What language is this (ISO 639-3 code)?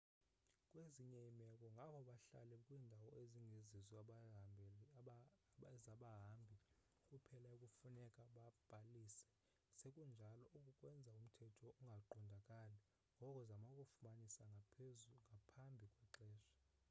xho